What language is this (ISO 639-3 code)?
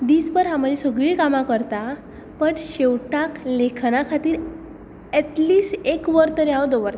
kok